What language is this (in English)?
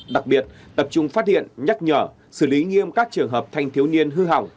Vietnamese